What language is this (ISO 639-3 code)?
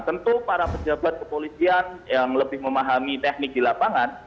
ind